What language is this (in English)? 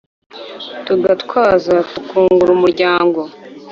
Kinyarwanda